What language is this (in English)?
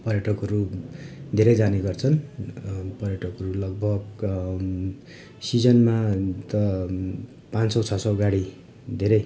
Nepali